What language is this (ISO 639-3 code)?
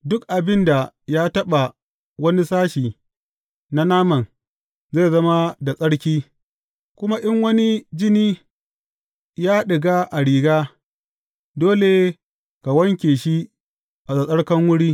hau